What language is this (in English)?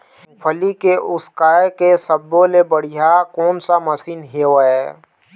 Chhattisgarhi